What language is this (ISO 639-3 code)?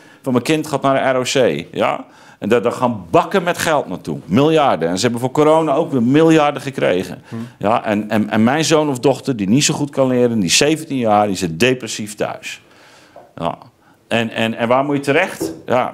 nld